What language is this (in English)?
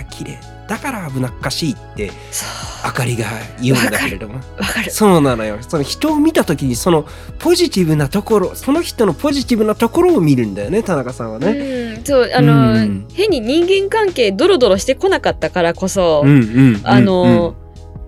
Japanese